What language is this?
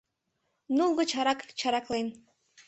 Mari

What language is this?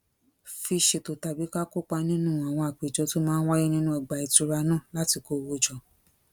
Yoruba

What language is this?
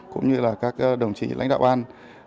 Vietnamese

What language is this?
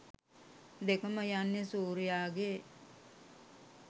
Sinhala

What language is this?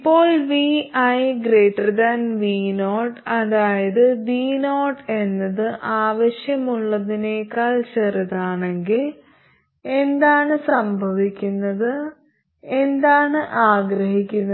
Malayalam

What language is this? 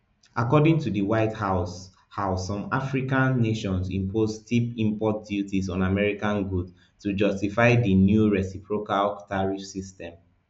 Nigerian Pidgin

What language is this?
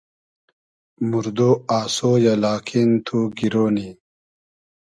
Hazaragi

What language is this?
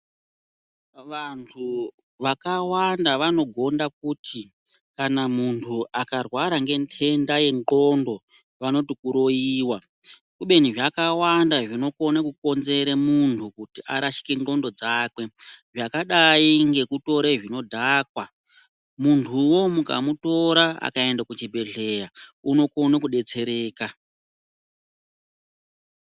Ndau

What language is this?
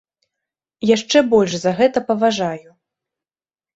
Belarusian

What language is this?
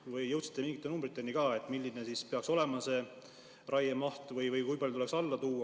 Estonian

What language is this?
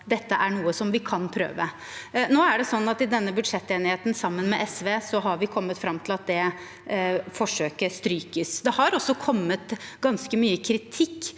Norwegian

